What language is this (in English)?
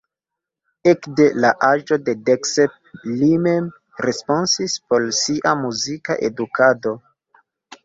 Esperanto